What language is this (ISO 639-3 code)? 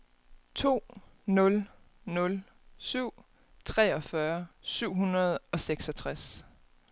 dan